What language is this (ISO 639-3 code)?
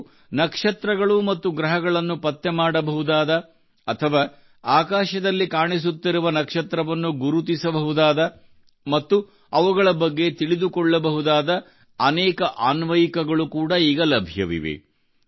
kan